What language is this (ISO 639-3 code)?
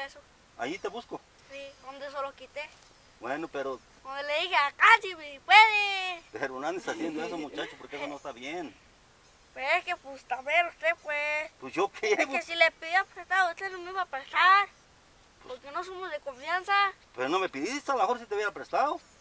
spa